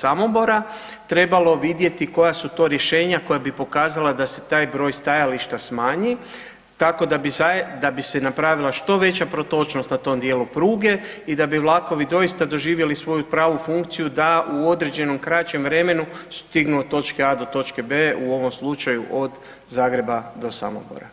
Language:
Croatian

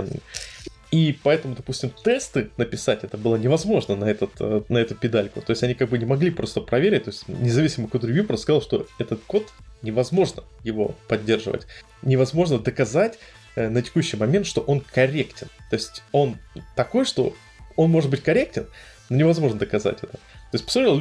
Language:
Russian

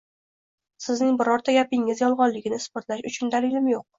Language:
Uzbek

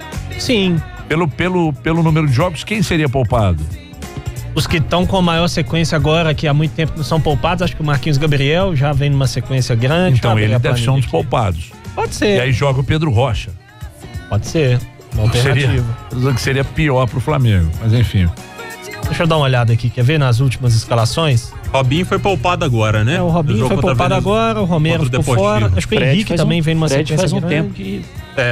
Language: Portuguese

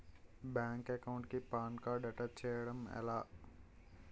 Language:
Telugu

